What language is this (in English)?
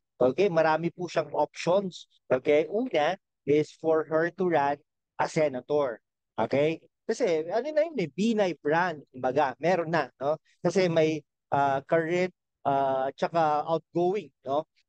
Filipino